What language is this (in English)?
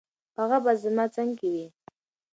Pashto